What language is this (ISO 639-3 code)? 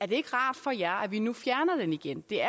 dan